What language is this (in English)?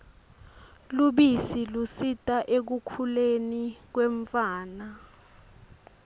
Swati